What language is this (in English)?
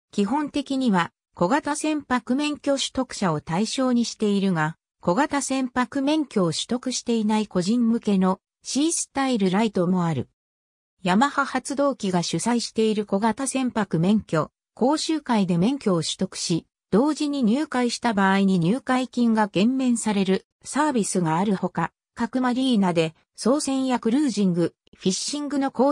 Japanese